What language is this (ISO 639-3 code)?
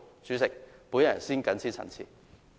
yue